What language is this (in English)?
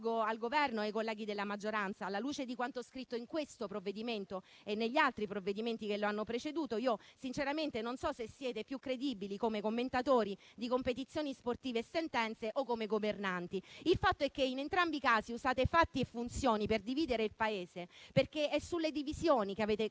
Italian